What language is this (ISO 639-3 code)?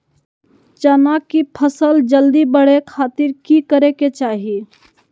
mag